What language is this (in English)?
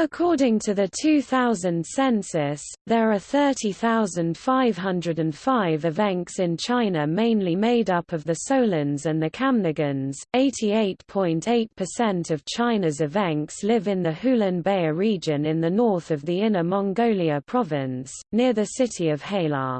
English